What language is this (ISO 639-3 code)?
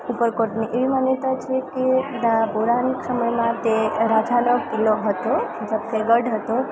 guj